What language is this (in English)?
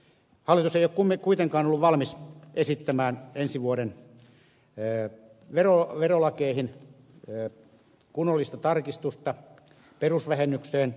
Finnish